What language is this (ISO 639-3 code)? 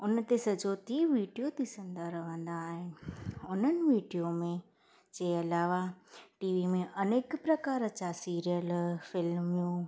snd